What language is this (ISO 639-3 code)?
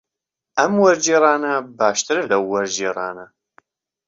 ckb